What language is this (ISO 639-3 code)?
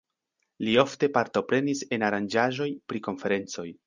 epo